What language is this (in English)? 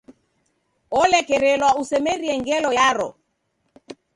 Taita